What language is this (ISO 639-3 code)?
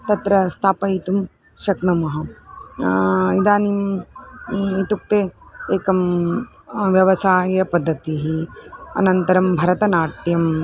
san